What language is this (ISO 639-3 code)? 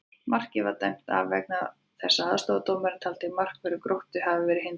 isl